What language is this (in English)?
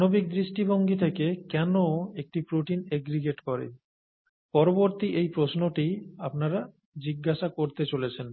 Bangla